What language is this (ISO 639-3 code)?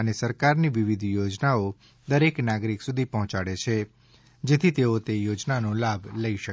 guj